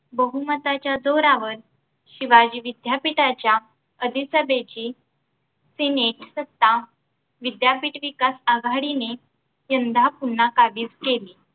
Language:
Marathi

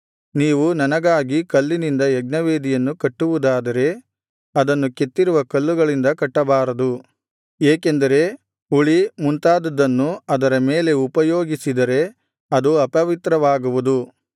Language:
Kannada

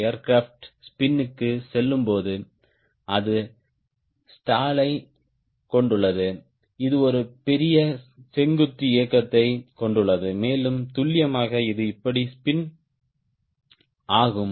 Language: Tamil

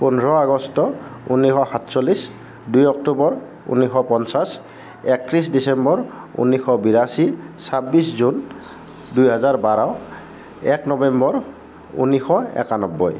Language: Assamese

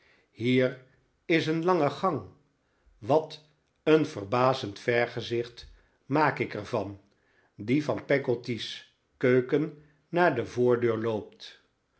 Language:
Dutch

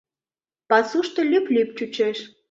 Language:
Mari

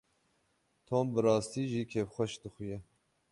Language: Kurdish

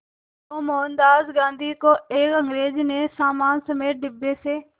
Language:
Hindi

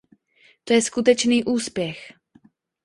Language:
Czech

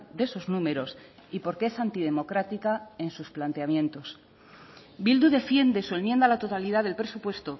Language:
Spanish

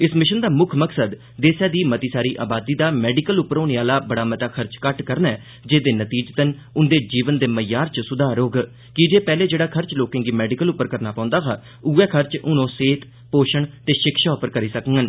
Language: Dogri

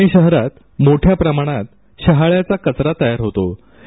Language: Marathi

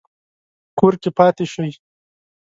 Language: Pashto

